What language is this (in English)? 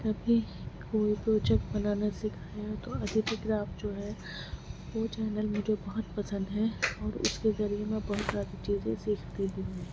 Urdu